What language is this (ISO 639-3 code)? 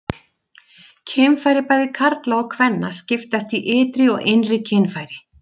isl